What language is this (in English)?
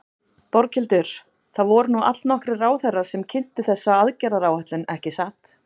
Icelandic